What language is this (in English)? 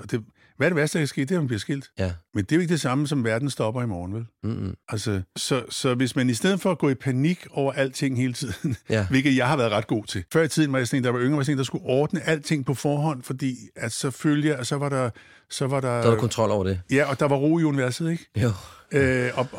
Danish